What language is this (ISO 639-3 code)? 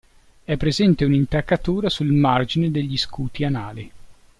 ita